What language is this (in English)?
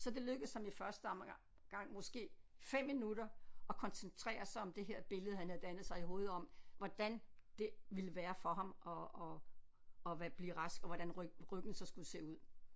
Danish